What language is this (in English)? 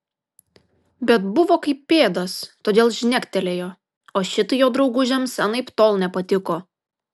Lithuanian